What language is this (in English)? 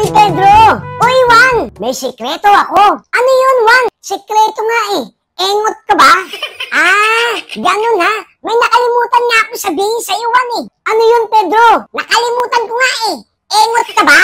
Filipino